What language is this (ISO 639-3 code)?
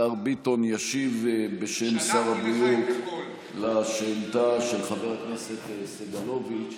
heb